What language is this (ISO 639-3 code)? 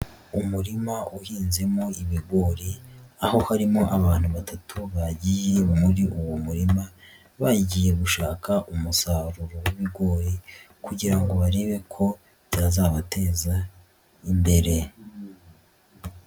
kin